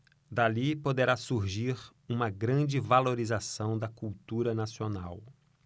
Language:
Portuguese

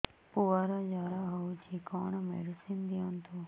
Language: Odia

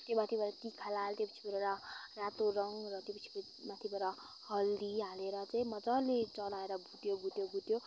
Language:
Nepali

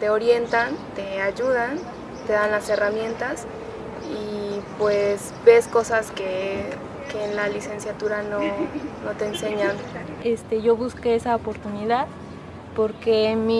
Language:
Spanish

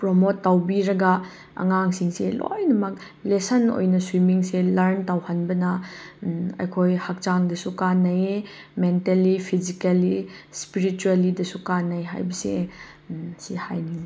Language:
Manipuri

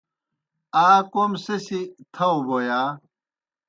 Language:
Kohistani Shina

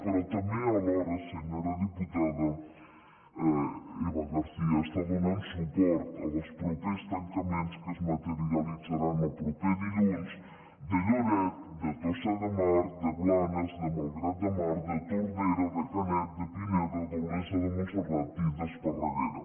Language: Catalan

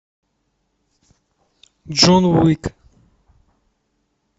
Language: Russian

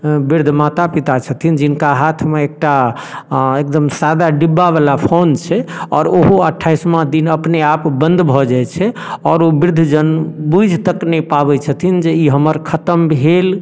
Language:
Maithili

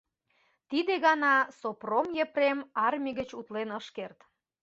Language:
Mari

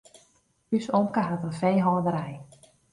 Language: Western Frisian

